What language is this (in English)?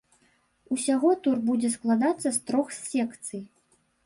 Belarusian